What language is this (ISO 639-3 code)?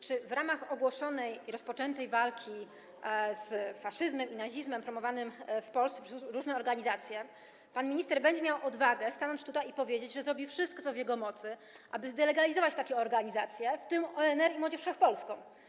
pol